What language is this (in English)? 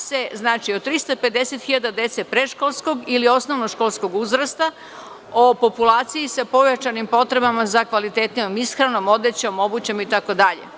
Serbian